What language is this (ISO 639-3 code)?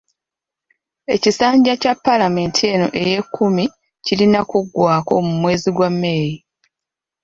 lug